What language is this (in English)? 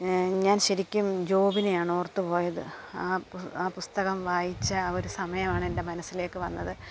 Malayalam